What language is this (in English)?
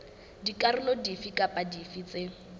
Southern Sotho